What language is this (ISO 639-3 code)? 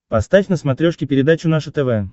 rus